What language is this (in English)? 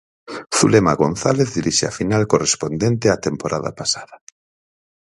Galician